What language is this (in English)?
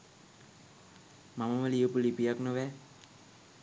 Sinhala